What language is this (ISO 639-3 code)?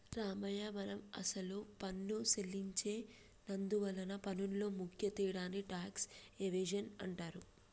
tel